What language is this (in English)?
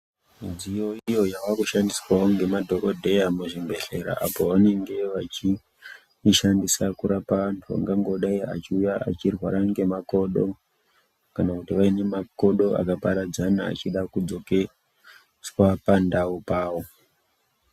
Ndau